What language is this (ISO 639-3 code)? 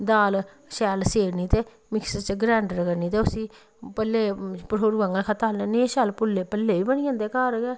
doi